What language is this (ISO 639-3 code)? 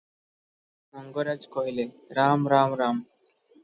ori